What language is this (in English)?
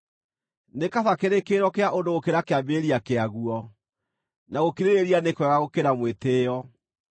Kikuyu